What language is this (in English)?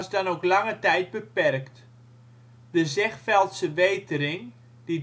Dutch